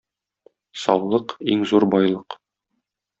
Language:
Tatar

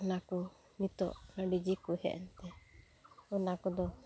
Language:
Santali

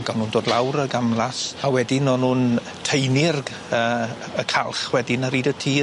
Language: Welsh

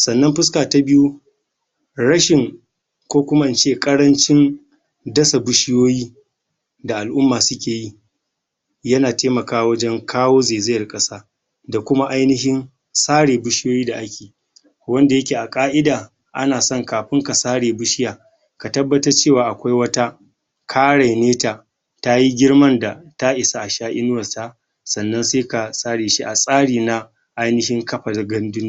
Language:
Hausa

